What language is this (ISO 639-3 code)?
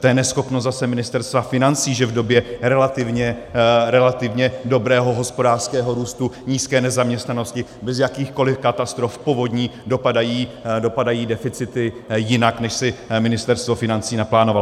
ces